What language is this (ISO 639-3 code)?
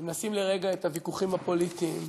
heb